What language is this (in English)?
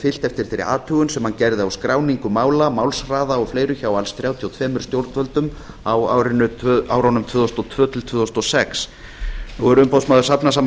Icelandic